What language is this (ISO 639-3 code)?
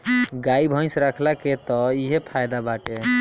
bho